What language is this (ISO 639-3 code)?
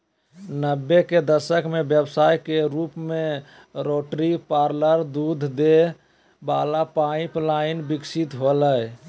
mag